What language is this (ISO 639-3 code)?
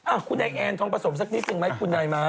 tha